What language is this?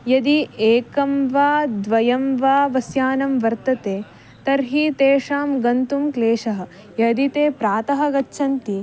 Sanskrit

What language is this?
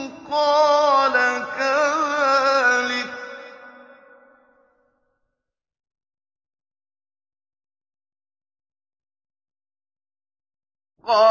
Arabic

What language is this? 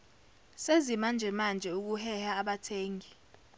Zulu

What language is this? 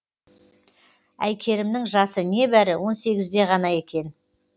Kazakh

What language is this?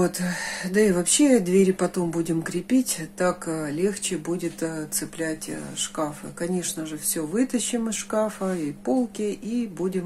Russian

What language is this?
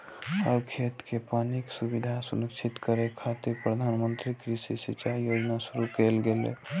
Maithili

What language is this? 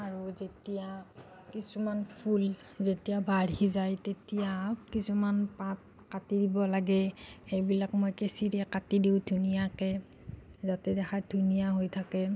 Assamese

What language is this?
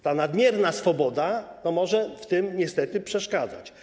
Polish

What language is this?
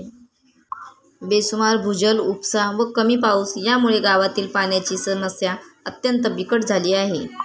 Marathi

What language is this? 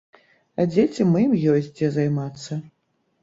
Belarusian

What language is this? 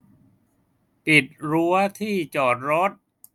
Thai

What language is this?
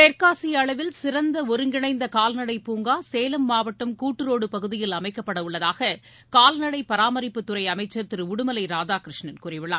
Tamil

